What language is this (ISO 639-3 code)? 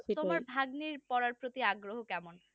ben